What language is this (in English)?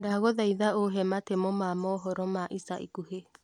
Kikuyu